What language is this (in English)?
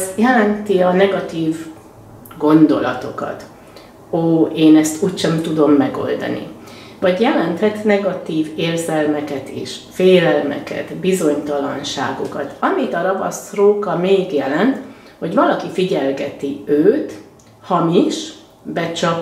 Hungarian